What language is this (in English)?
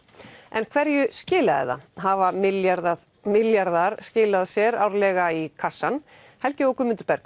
Icelandic